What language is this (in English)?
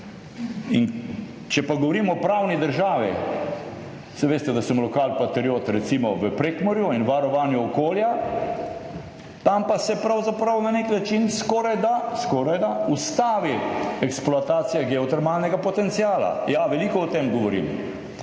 Slovenian